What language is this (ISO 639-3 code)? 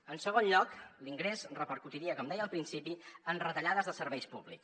cat